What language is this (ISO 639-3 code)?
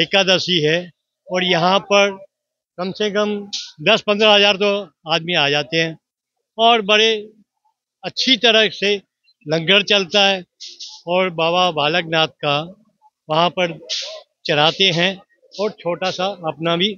hin